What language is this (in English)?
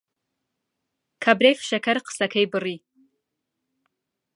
Central Kurdish